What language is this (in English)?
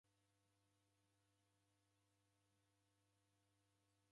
Taita